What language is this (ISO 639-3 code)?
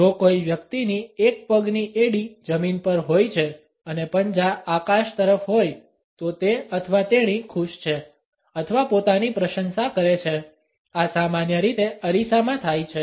guj